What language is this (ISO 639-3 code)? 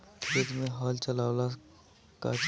bho